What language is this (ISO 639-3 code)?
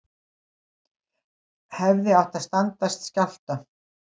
isl